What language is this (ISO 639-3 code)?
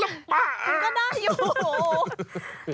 tha